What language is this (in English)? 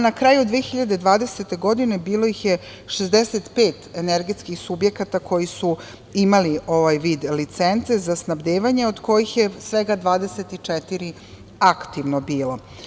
Serbian